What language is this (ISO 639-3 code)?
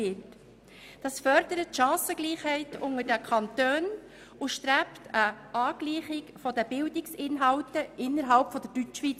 gsw